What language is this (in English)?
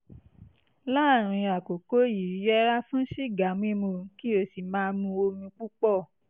Yoruba